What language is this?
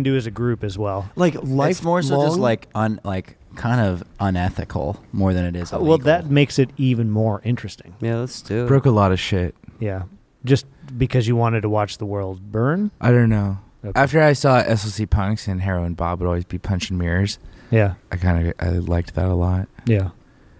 English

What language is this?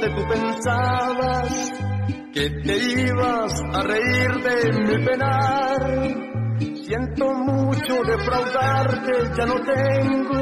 Spanish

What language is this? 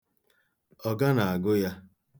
Igbo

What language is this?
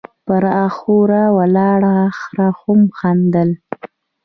Pashto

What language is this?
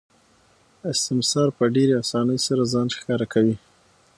Pashto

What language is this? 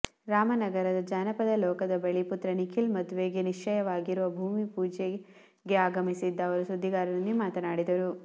Kannada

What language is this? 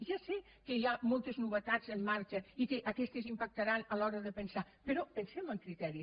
Catalan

